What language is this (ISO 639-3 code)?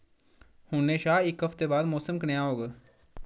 doi